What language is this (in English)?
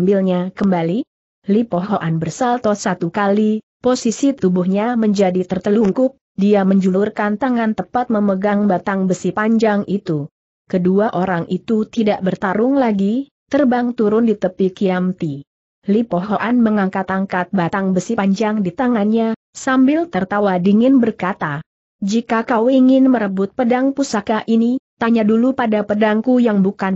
Indonesian